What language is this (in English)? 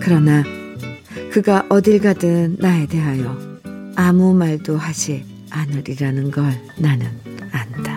Korean